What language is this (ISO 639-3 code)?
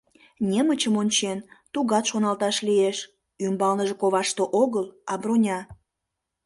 chm